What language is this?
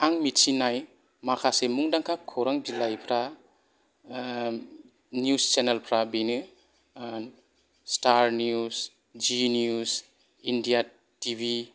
Bodo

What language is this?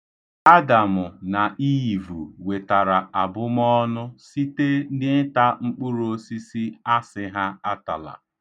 Igbo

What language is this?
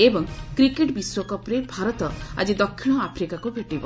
Odia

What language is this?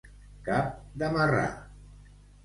Catalan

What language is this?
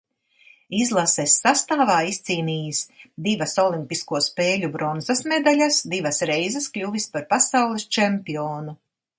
Latvian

